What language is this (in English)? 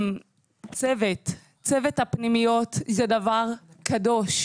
Hebrew